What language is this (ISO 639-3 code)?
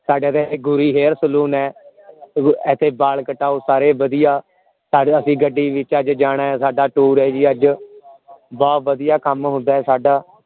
pan